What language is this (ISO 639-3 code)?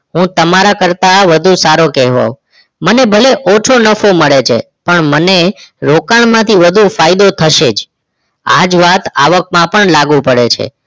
guj